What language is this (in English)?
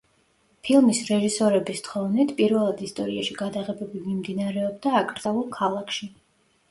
Georgian